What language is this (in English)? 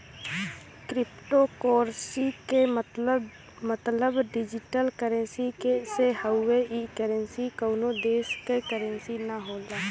Bhojpuri